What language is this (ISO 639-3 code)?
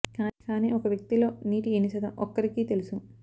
tel